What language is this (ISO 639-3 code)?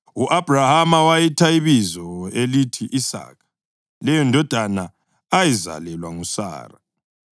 nde